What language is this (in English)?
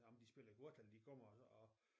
Danish